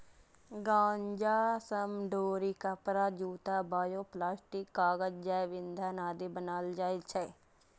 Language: Maithili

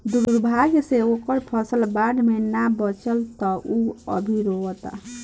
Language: Bhojpuri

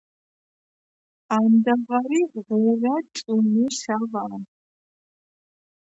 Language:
Georgian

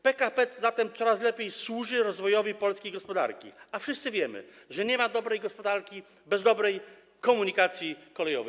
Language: Polish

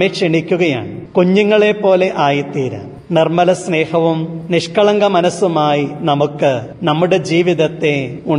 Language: Malayalam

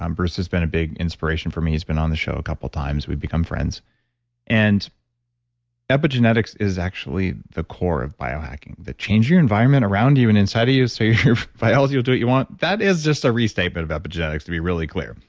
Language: English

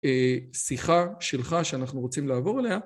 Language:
Hebrew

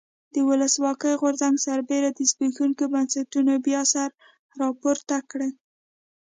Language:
Pashto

